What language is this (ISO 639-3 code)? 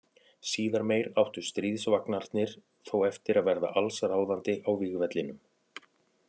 isl